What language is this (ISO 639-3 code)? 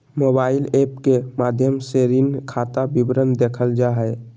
mag